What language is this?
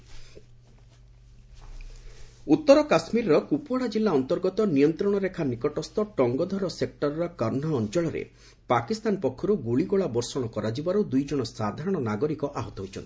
Odia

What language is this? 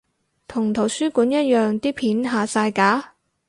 Cantonese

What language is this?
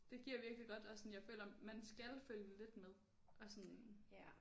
Danish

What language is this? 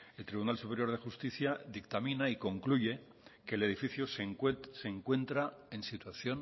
Spanish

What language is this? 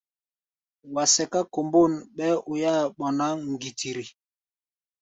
Gbaya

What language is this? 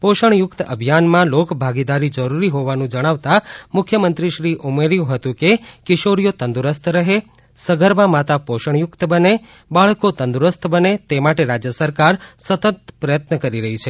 Gujarati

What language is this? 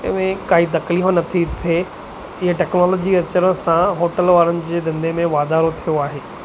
Sindhi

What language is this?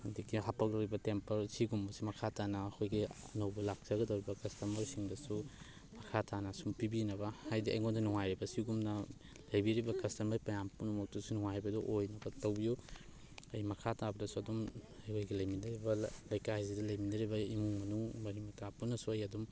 Manipuri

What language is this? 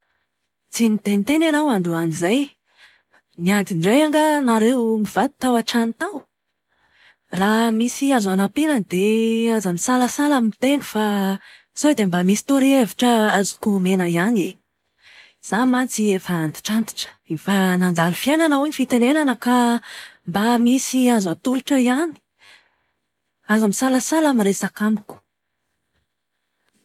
Malagasy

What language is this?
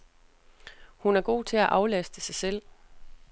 Danish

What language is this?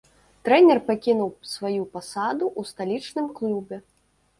Belarusian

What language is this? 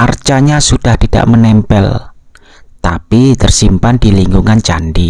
Indonesian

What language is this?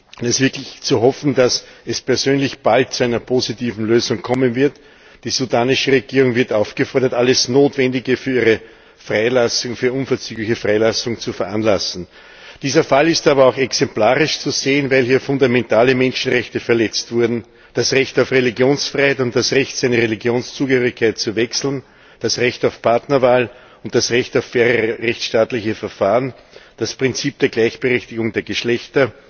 German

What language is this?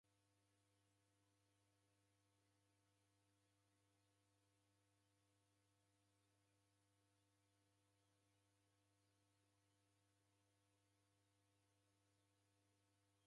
Taita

